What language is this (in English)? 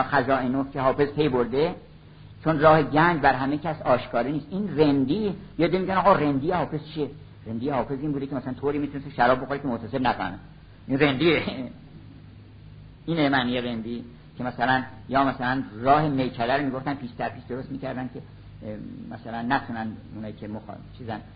Persian